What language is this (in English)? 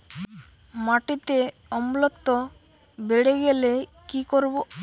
Bangla